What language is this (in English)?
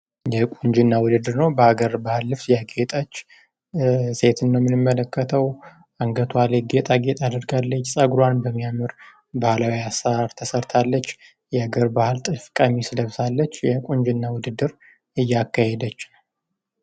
Amharic